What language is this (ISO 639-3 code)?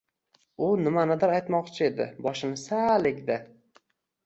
uzb